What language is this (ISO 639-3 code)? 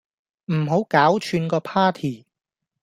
yue